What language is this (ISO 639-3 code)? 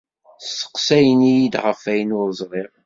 kab